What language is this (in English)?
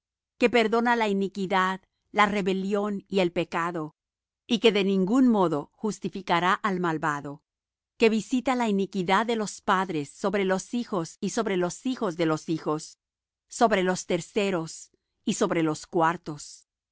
Spanish